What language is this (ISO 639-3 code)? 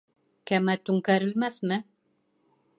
bak